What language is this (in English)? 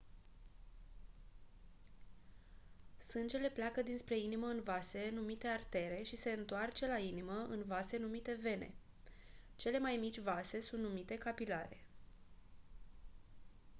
Romanian